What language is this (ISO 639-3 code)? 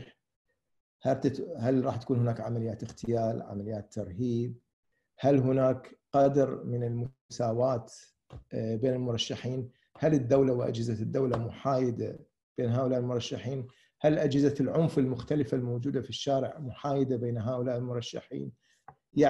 ara